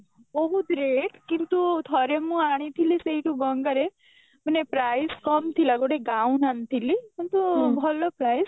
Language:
Odia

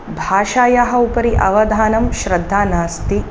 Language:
Sanskrit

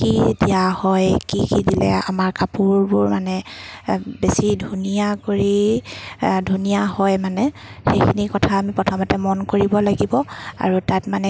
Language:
Assamese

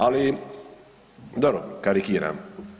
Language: Croatian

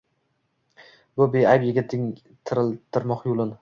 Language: Uzbek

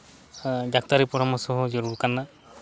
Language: Santali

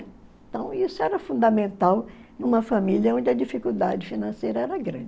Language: Portuguese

